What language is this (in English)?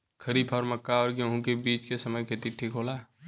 Bhojpuri